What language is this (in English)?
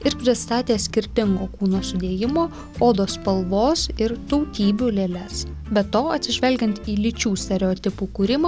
Lithuanian